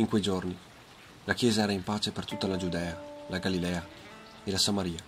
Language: Italian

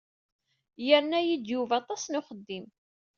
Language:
Kabyle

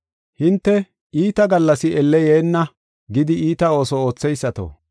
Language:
Gofa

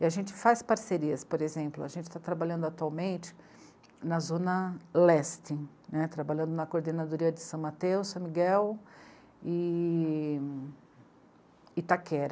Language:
Portuguese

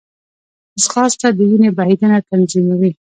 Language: Pashto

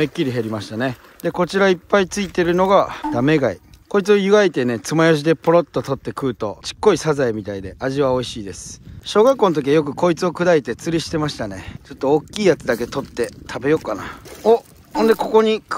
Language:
Japanese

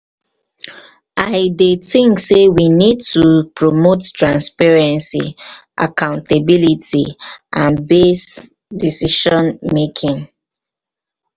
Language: Nigerian Pidgin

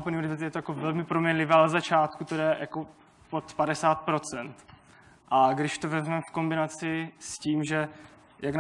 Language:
Czech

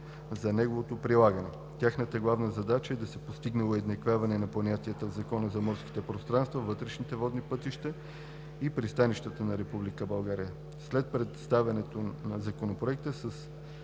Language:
Bulgarian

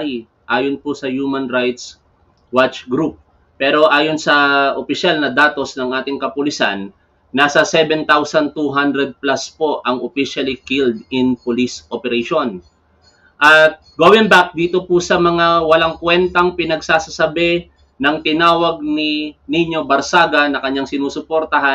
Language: Filipino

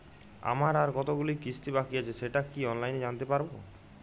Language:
Bangla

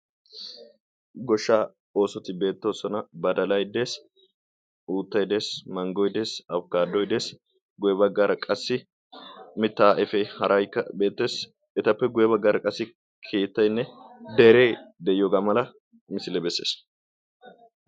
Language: Wolaytta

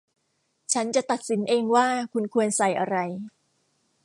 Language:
Thai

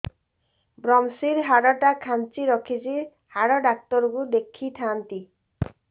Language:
Odia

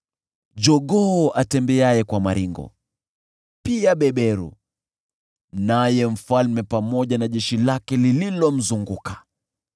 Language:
Swahili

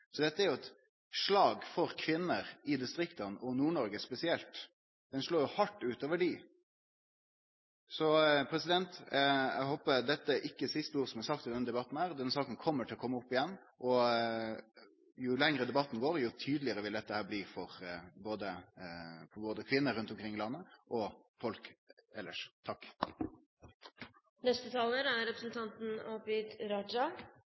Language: Norwegian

